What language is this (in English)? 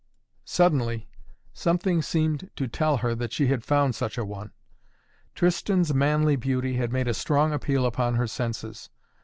English